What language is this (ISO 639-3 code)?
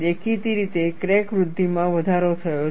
guj